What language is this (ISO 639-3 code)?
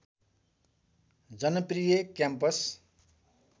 nep